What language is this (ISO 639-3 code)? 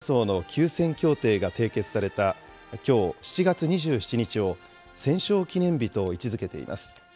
jpn